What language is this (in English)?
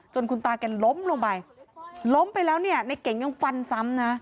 Thai